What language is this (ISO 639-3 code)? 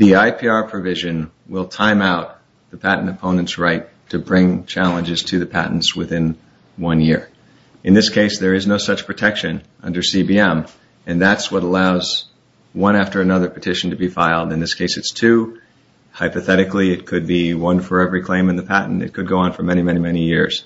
eng